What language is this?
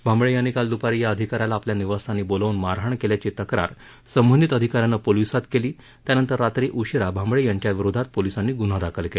Marathi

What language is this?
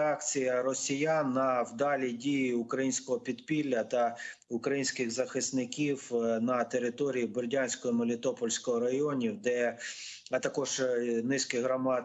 Ukrainian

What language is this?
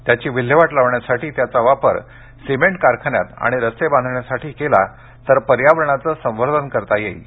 Marathi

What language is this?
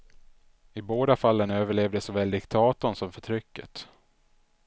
Swedish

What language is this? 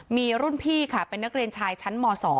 Thai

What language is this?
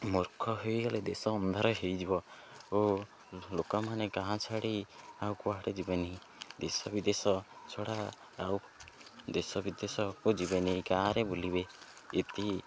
Odia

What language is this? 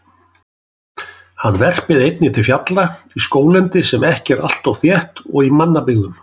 Icelandic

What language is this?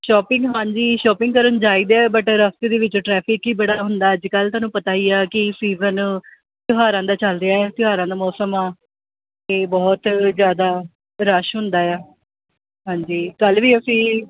Punjabi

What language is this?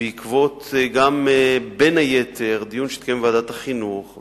Hebrew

